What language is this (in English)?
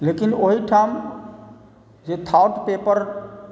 Maithili